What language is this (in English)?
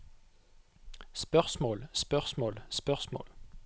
Norwegian